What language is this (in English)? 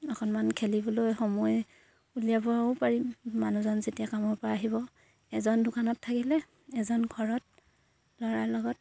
Assamese